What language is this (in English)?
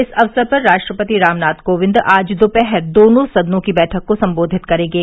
Hindi